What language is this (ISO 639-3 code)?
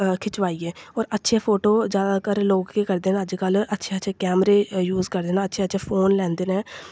doi